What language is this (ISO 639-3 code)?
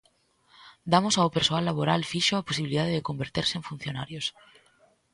glg